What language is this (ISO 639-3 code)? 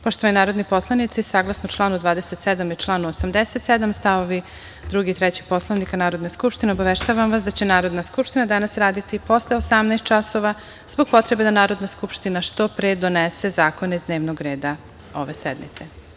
srp